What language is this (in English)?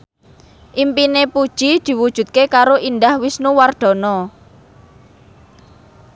Javanese